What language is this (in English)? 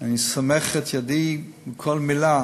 Hebrew